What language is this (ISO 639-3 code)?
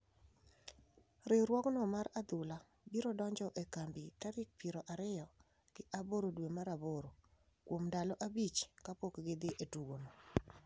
luo